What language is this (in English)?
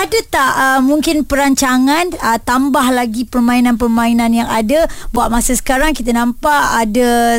Malay